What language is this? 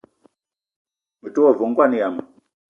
Eton (Cameroon)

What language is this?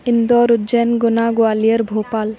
Sanskrit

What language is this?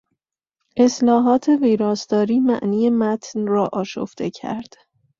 Persian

